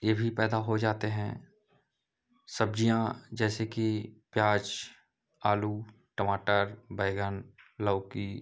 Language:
Hindi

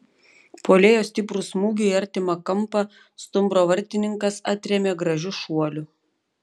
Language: Lithuanian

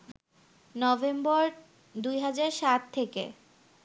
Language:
Bangla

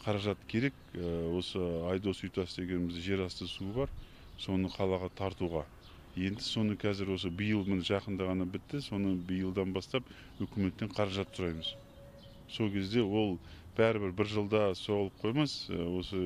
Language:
Turkish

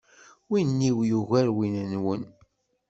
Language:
Kabyle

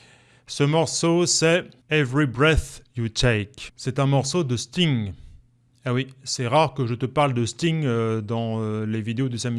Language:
French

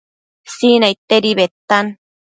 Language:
Matsés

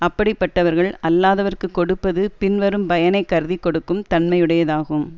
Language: Tamil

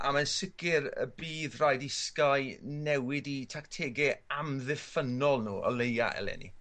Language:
Welsh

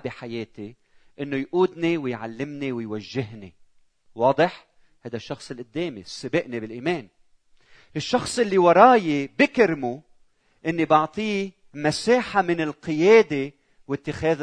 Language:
Arabic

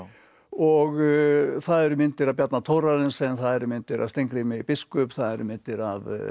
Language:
Icelandic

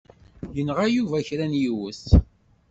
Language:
Kabyle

